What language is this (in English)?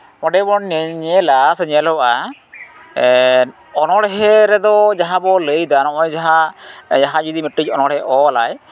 Santali